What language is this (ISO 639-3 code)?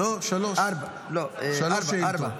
heb